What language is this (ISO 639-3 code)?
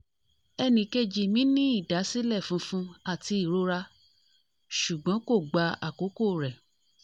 yor